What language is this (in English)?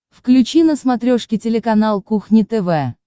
Russian